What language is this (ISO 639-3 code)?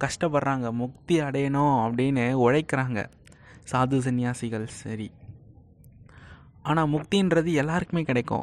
tam